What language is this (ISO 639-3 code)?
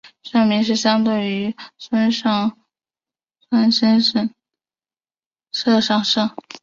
zho